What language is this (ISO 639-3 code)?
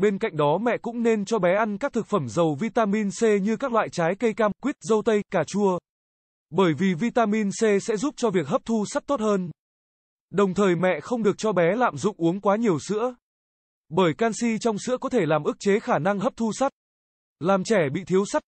vie